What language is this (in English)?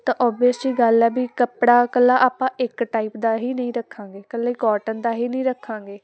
Punjabi